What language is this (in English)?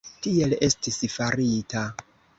Esperanto